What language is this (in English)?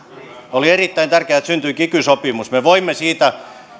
Finnish